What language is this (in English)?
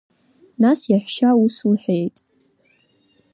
Abkhazian